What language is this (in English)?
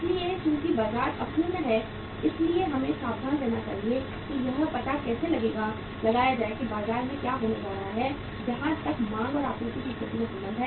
Hindi